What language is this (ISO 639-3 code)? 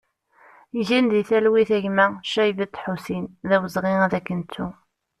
kab